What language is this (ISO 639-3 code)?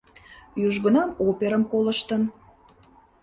chm